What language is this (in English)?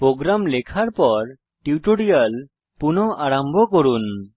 Bangla